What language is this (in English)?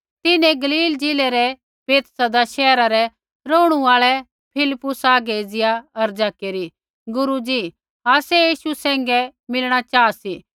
Kullu Pahari